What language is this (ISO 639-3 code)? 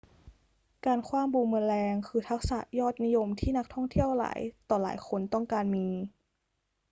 tha